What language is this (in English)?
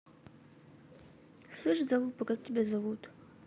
Russian